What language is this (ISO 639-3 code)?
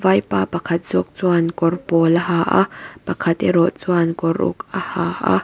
lus